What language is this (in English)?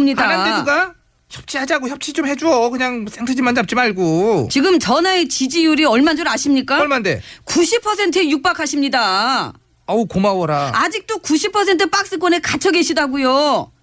Korean